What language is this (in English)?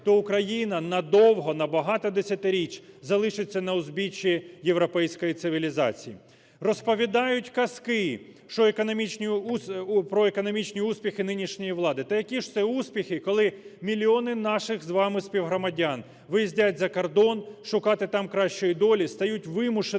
Ukrainian